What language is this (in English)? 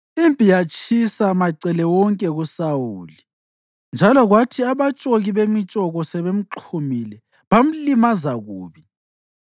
North Ndebele